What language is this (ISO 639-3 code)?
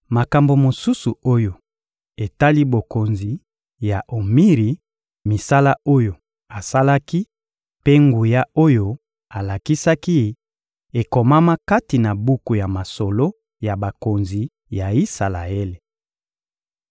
lin